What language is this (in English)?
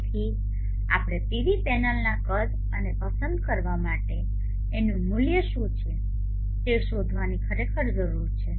Gujarati